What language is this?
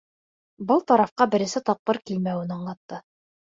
Bashkir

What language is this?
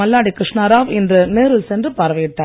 Tamil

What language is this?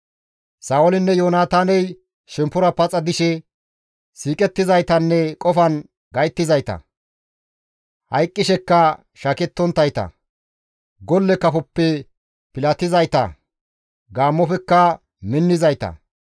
Gamo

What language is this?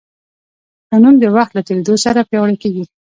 Pashto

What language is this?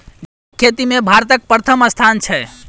Maithili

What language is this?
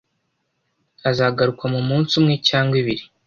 Kinyarwanda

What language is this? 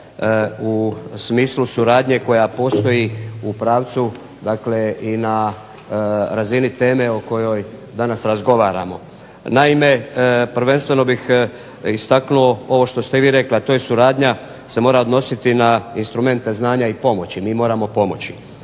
Croatian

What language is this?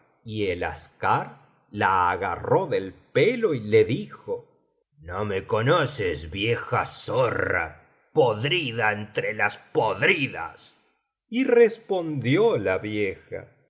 Spanish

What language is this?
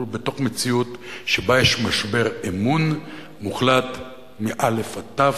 Hebrew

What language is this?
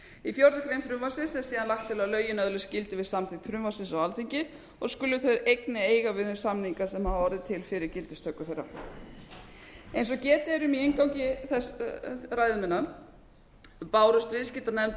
Icelandic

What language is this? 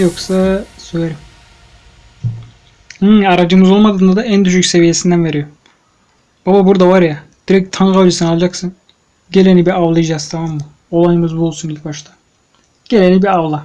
Turkish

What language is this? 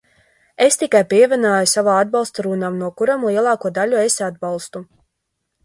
Latvian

